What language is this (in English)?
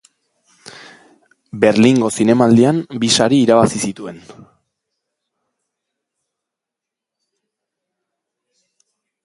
Basque